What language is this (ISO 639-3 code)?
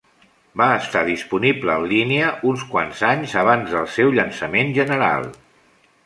cat